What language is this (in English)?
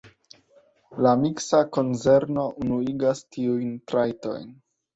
Esperanto